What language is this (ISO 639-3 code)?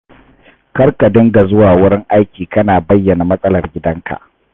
hau